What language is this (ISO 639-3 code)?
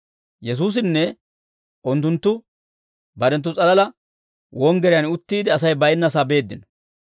dwr